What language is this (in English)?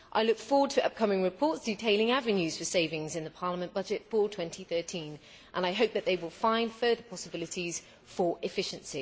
English